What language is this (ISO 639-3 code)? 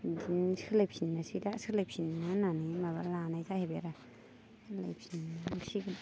brx